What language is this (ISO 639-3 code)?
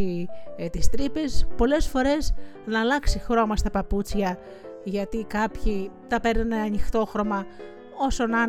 ell